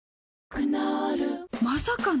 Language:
Japanese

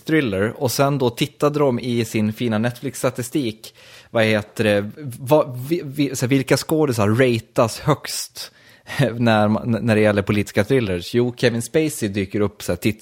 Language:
Swedish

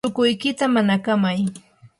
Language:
Yanahuanca Pasco Quechua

